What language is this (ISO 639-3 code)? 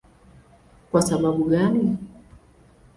swa